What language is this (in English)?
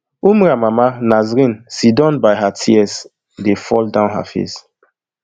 Nigerian Pidgin